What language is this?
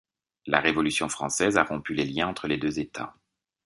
French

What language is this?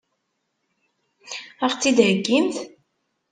Kabyle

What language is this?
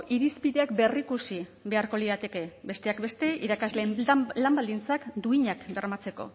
Basque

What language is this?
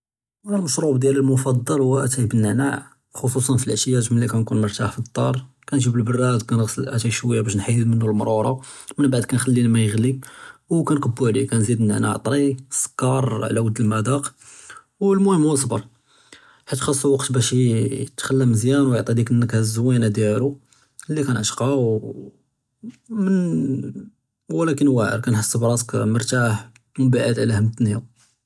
Judeo-Arabic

